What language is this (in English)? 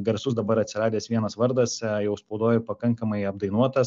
Lithuanian